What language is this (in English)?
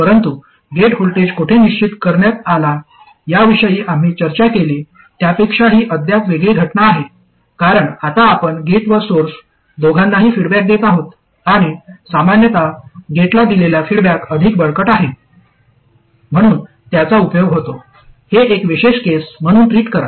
Marathi